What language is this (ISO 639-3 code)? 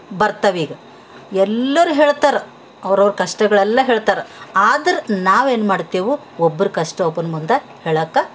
kan